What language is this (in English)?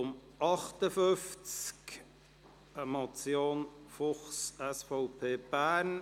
Swiss German